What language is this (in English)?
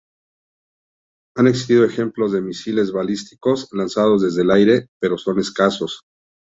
Spanish